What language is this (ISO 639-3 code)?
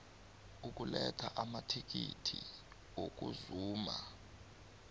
nbl